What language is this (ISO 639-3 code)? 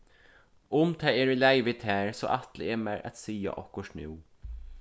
fao